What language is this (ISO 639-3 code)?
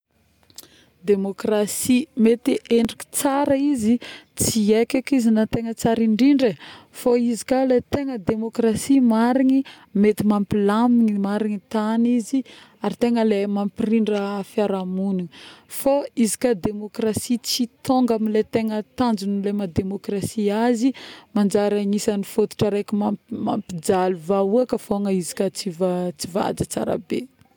bmm